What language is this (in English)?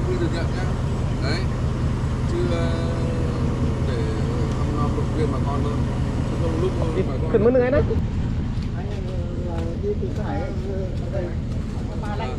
Vietnamese